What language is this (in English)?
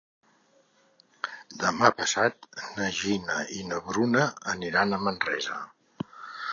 Catalan